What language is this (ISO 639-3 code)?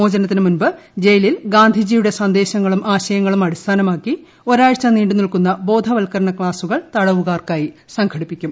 mal